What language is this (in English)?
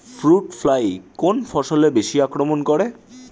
Bangla